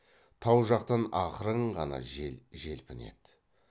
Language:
Kazakh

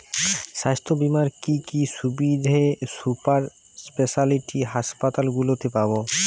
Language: Bangla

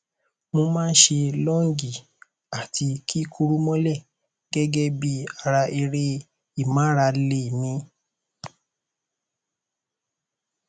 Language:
Yoruba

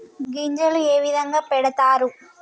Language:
Telugu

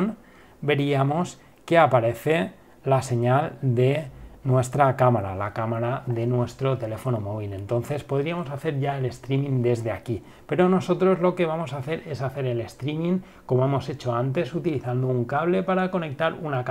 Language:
Spanish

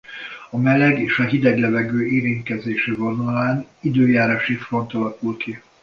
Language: Hungarian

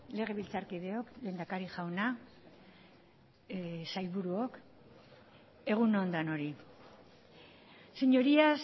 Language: Basque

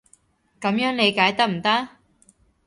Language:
Cantonese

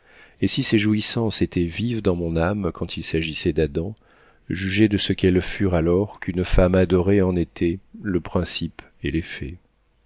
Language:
French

